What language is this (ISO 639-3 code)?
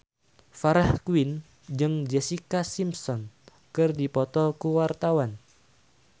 sun